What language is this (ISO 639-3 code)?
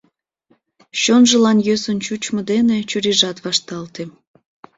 chm